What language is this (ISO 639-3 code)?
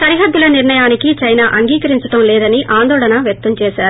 tel